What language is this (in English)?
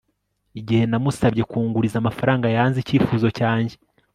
Kinyarwanda